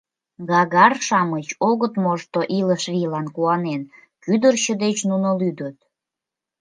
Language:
Mari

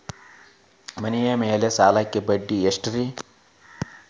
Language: Kannada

